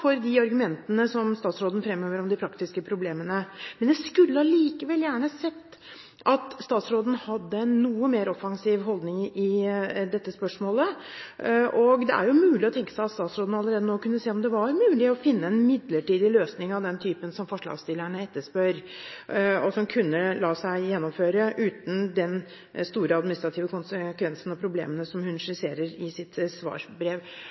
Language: Norwegian Bokmål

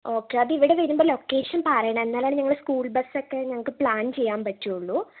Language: Malayalam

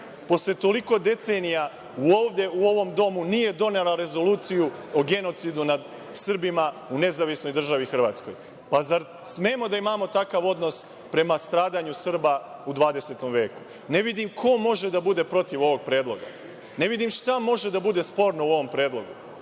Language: Serbian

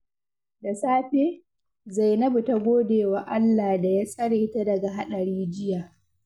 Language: Hausa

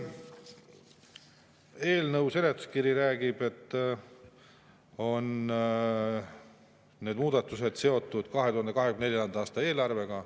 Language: Estonian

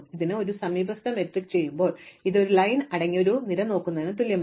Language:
Malayalam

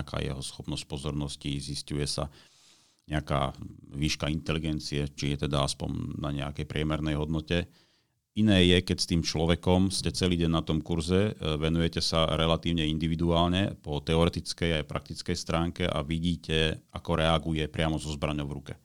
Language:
Slovak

